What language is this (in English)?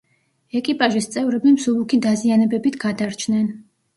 Georgian